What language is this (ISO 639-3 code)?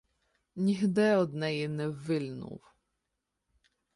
ukr